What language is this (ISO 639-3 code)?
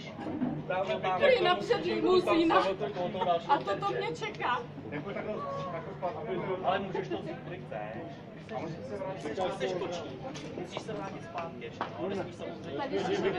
ces